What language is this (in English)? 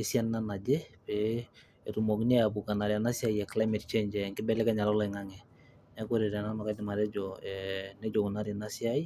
Masai